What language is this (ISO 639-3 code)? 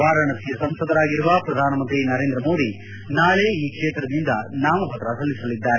kan